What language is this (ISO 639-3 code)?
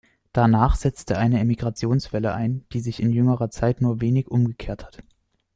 deu